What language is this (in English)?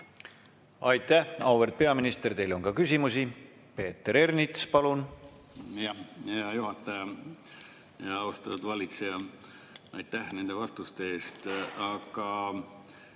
Estonian